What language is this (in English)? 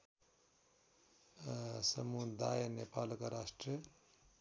Nepali